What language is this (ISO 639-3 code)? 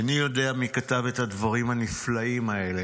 heb